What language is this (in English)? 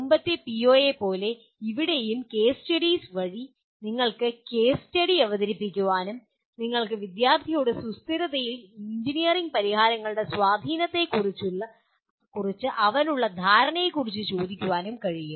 Malayalam